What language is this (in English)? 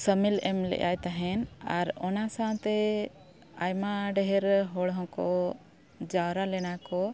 Santali